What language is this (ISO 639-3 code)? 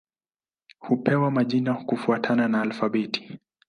swa